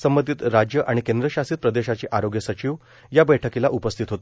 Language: Marathi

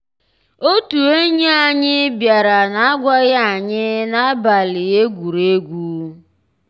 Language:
Igbo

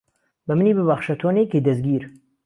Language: Central Kurdish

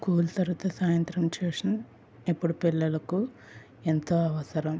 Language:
Telugu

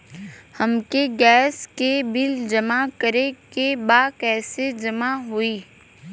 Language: Bhojpuri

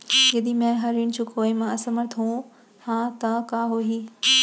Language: Chhattisgarhi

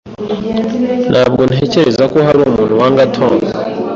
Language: Kinyarwanda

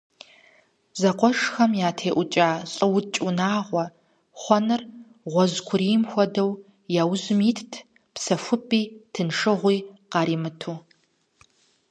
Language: Kabardian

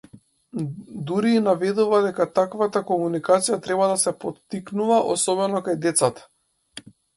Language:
Macedonian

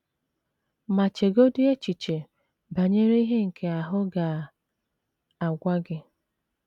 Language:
Igbo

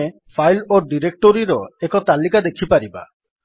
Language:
Odia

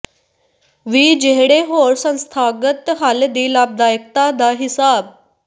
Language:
Punjabi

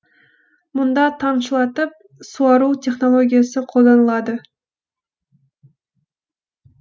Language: Kazakh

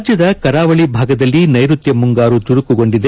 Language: Kannada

